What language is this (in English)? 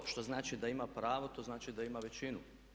Croatian